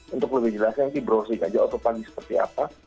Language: Indonesian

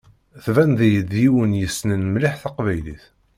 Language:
Kabyle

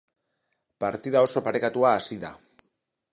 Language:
Basque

